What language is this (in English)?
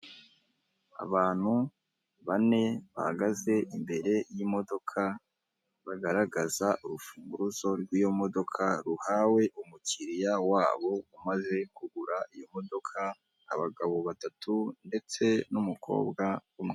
Kinyarwanda